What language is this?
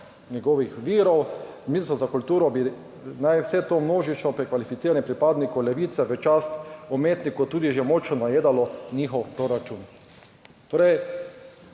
Slovenian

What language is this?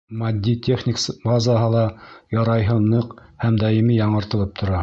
Bashkir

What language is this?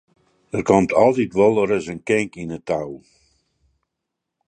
Western Frisian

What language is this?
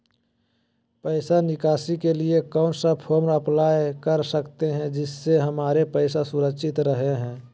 Magahi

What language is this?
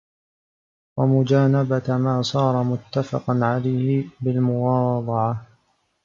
Arabic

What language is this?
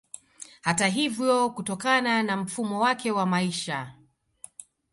Swahili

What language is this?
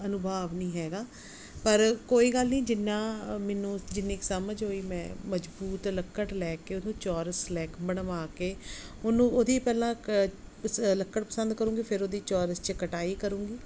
Punjabi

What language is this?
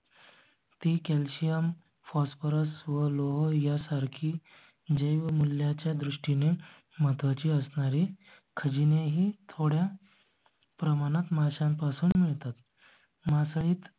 Marathi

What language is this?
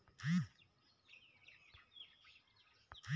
Chhattisgarhi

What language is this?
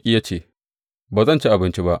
Hausa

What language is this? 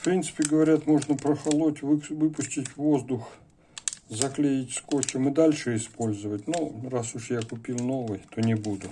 Russian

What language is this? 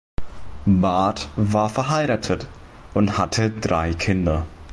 German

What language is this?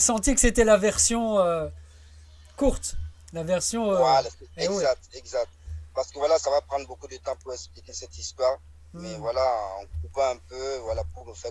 French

